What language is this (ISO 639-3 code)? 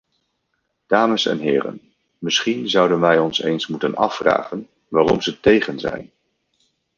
nld